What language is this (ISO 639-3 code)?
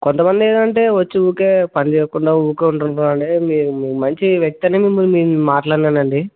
tel